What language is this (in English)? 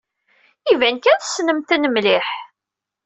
Kabyle